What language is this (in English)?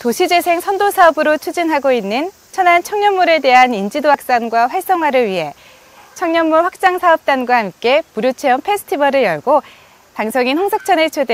Korean